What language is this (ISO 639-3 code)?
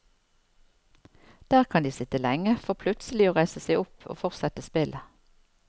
nor